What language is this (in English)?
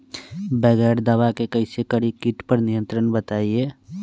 Magahi